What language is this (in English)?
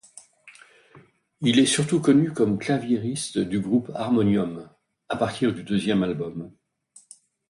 French